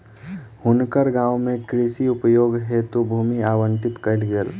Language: Maithili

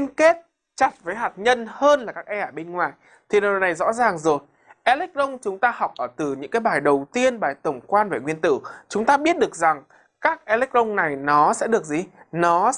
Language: Vietnamese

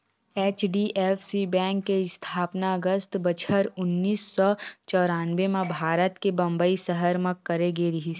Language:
Chhattisgarhi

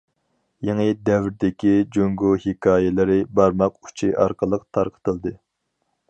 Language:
Uyghur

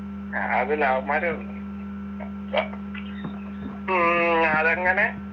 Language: Malayalam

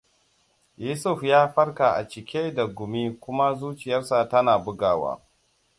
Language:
Hausa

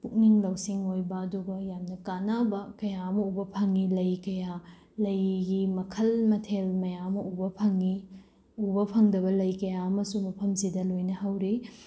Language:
Manipuri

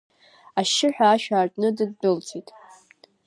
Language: Abkhazian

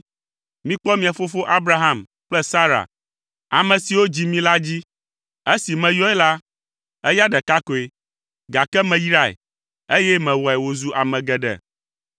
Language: Ewe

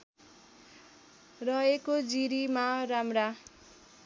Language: Nepali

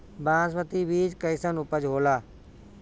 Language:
Bhojpuri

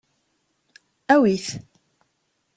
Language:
Kabyle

